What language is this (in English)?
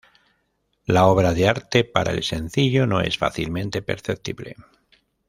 Spanish